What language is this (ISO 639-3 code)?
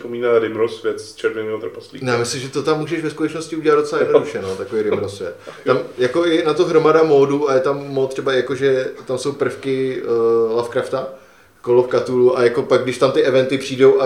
ces